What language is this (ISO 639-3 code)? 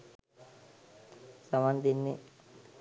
sin